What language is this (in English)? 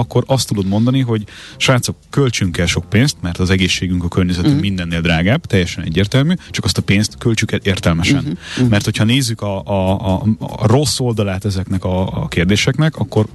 Hungarian